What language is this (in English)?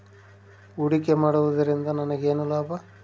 Kannada